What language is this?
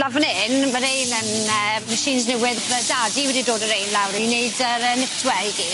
Welsh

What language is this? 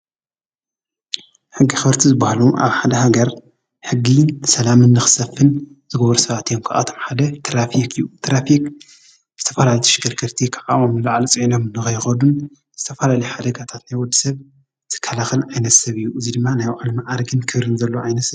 Tigrinya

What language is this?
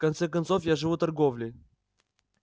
Russian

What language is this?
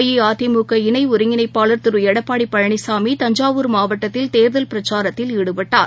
Tamil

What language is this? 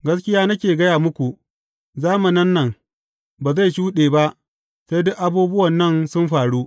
Hausa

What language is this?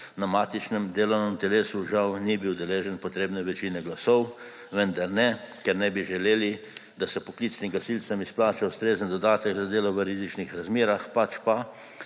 Slovenian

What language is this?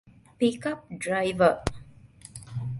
Divehi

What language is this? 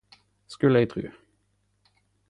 Norwegian Nynorsk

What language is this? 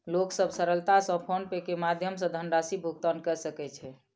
Maithili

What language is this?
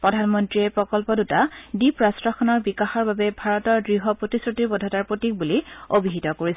Assamese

